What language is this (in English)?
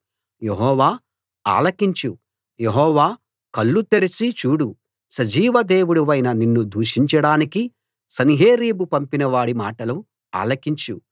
Telugu